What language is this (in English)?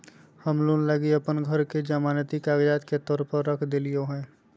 Magahi